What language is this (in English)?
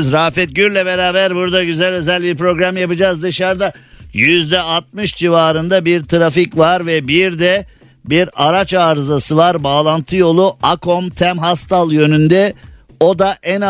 Turkish